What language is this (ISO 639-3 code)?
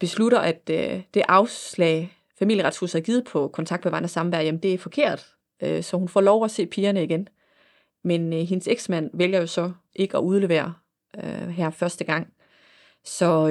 dan